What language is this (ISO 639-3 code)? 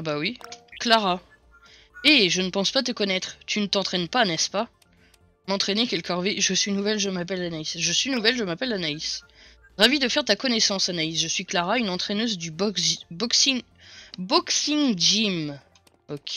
fra